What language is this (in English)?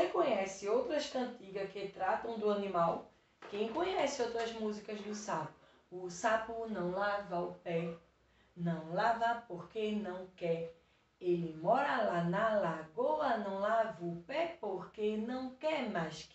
Portuguese